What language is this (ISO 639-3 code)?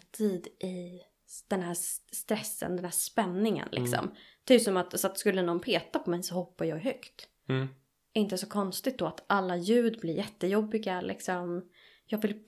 swe